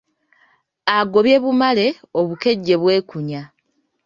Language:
Ganda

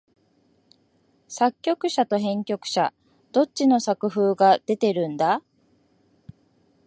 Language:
Japanese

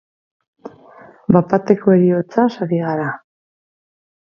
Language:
Basque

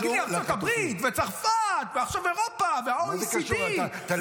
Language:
Hebrew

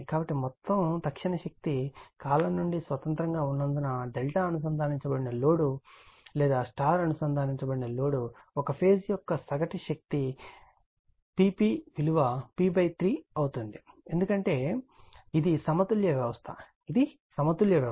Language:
Telugu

